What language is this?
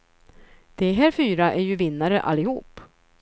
Swedish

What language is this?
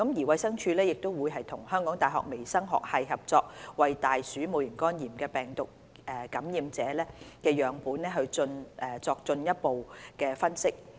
Cantonese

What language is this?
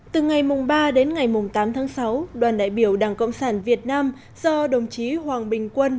Vietnamese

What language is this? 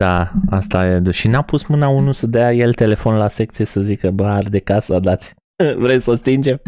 Romanian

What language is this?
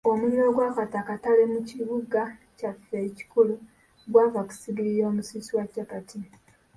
Ganda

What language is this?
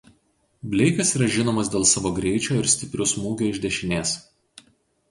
Lithuanian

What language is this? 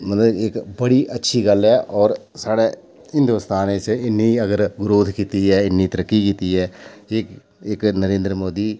Dogri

